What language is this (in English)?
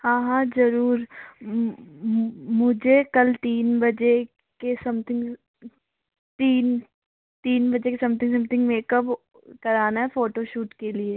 Hindi